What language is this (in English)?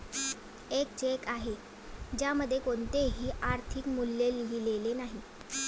Marathi